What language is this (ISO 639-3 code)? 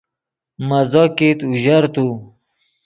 ydg